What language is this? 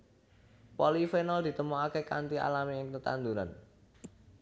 Javanese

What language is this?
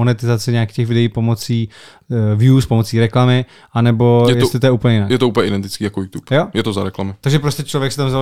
Czech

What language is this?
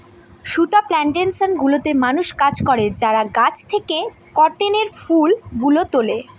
Bangla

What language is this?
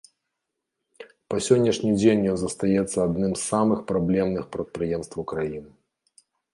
Belarusian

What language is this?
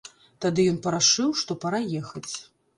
Belarusian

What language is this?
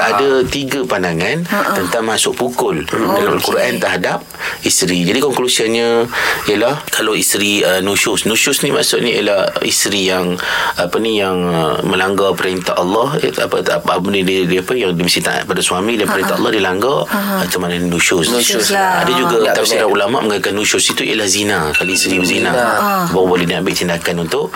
Malay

